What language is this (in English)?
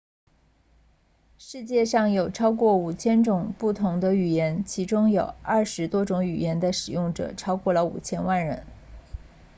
Chinese